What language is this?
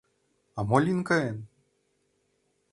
Mari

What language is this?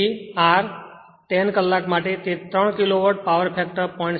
Gujarati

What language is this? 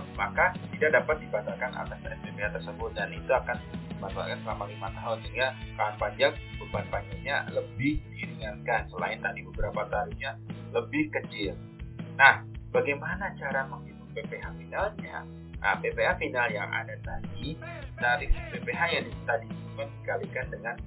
Indonesian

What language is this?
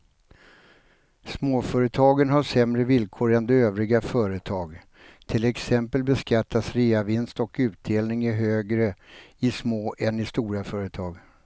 Swedish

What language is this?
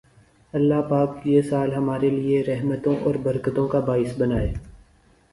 Urdu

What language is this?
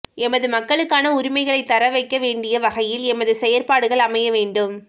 Tamil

